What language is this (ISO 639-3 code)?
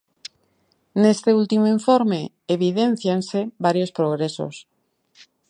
glg